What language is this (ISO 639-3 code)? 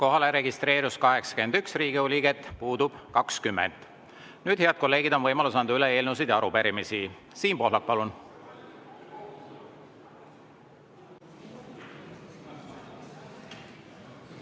est